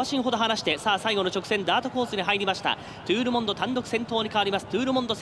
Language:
Japanese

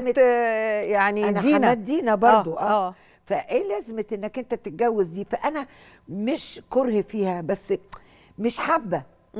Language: Arabic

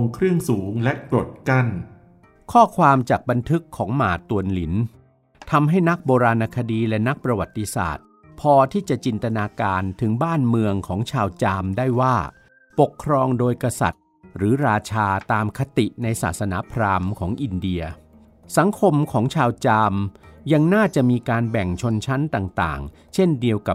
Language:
Thai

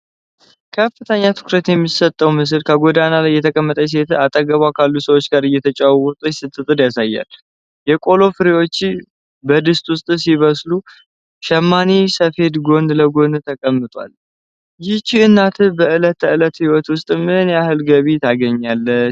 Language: Amharic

